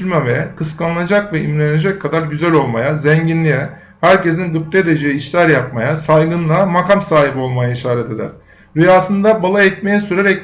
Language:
Turkish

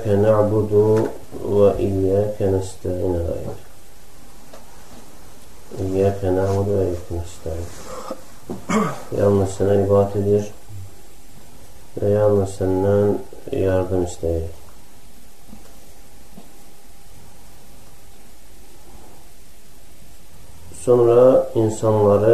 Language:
Turkish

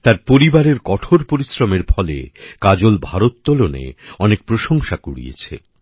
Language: Bangla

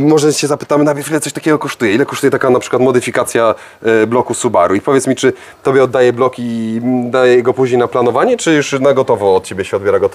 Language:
Polish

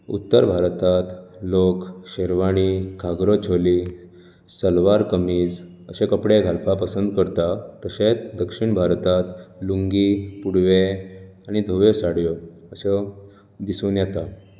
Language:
Konkani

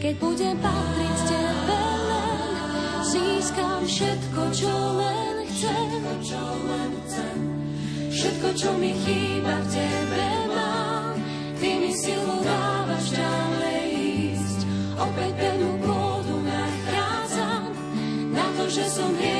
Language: Slovak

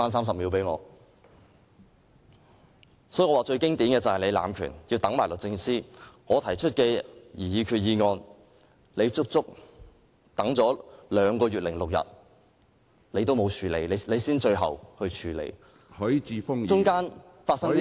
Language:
Cantonese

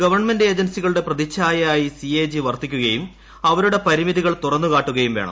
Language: Malayalam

